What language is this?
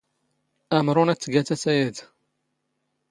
Standard Moroccan Tamazight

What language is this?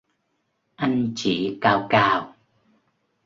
Vietnamese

